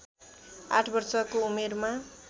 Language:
Nepali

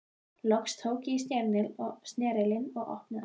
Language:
Icelandic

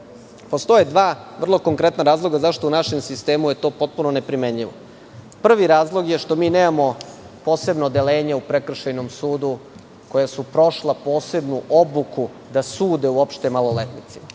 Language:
Serbian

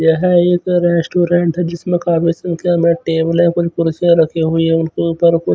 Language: Hindi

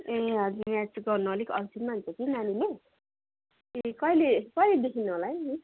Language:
Nepali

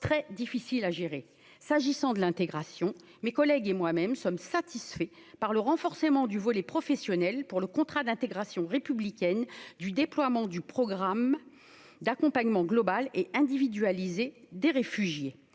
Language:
French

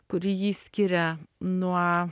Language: Lithuanian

